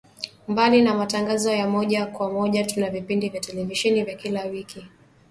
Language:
Swahili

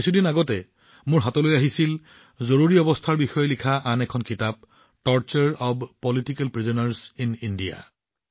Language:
Assamese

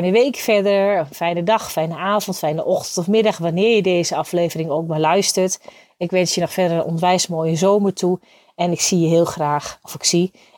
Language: Dutch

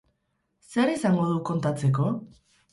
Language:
Basque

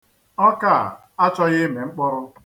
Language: Igbo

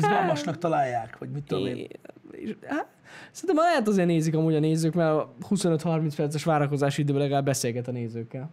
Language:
Hungarian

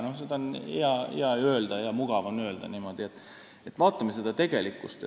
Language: Estonian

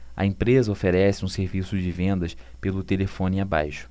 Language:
Portuguese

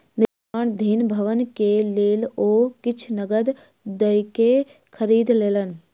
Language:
Maithili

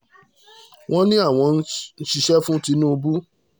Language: Yoruba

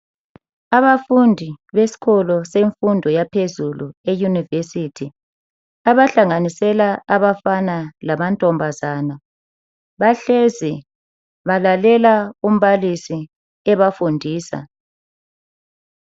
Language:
North Ndebele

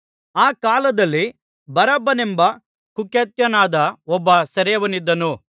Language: Kannada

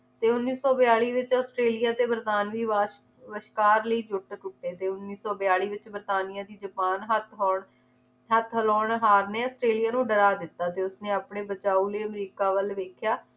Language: Punjabi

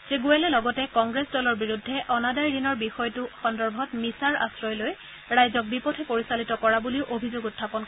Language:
Assamese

